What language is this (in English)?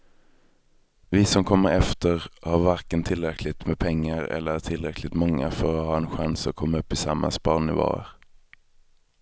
Swedish